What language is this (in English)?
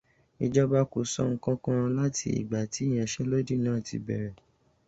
Yoruba